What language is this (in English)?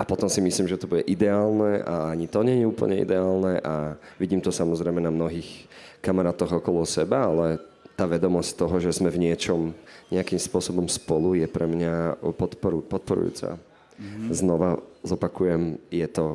Slovak